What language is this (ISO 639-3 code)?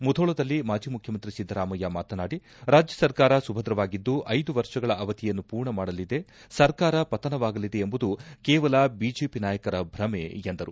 kan